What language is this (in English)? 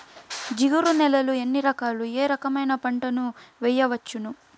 Telugu